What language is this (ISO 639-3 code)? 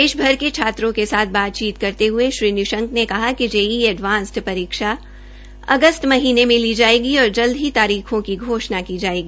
hin